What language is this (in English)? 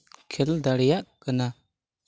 Santali